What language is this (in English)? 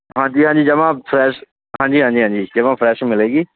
Punjabi